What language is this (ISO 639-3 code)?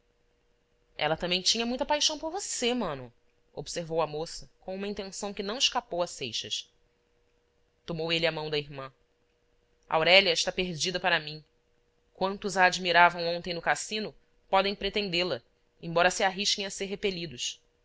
por